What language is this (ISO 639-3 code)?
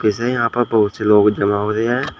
hin